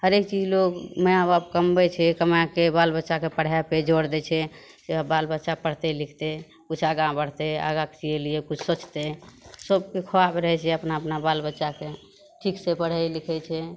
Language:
Maithili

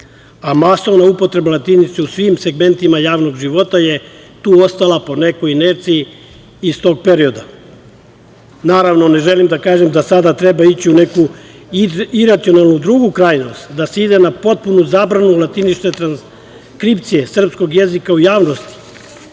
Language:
Serbian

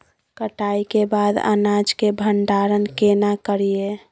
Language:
Maithili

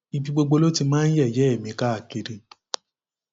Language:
Yoruba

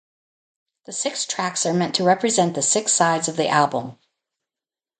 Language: English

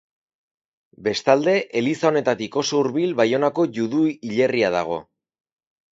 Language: Basque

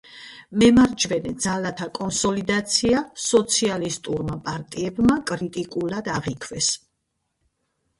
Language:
Georgian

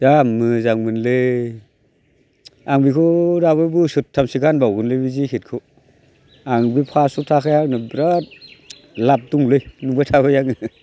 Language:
Bodo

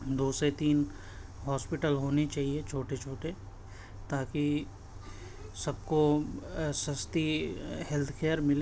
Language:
Urdu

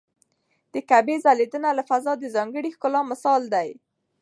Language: Pashto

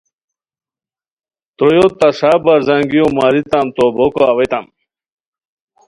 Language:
Khowar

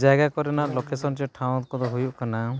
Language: Santali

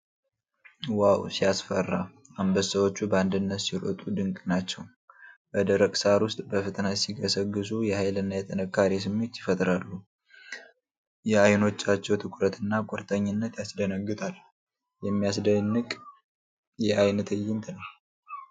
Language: Amharic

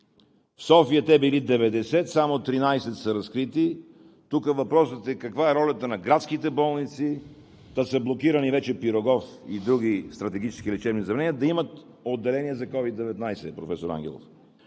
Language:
Bulgarian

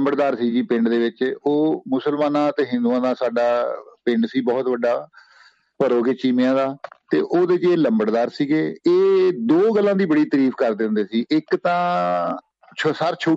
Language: Punjabi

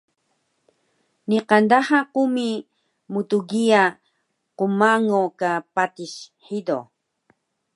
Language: Taroko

